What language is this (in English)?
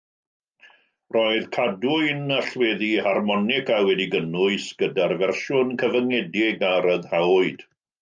Welsh